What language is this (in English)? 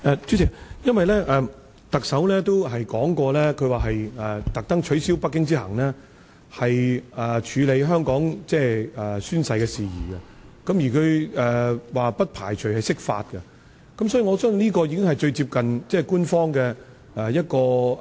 Cantonese